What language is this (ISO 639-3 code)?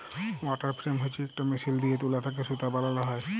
ben